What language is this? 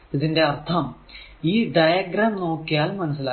Malayalam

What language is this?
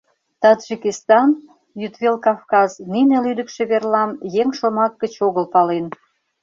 Mari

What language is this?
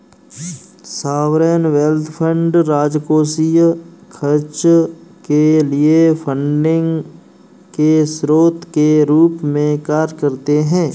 Hindi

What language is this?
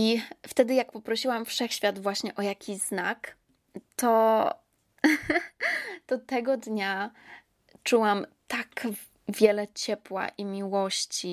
Polish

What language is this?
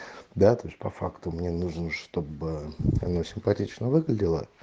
Russian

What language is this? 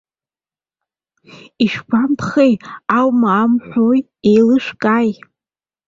Abkhazian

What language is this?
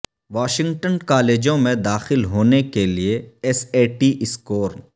Urdu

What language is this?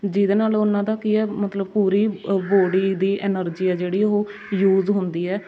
Punjabi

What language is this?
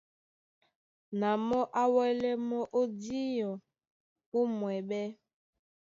Duala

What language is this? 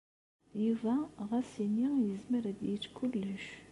Kabyle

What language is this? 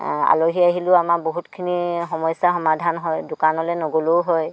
Assamese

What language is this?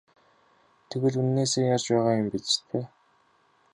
Mongolian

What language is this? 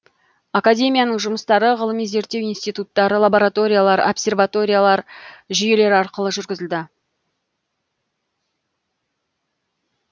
Kazakh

